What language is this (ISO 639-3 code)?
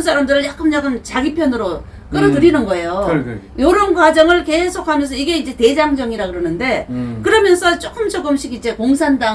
kor